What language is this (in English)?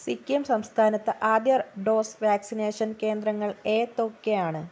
Malayalam